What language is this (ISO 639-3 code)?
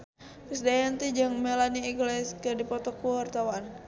sun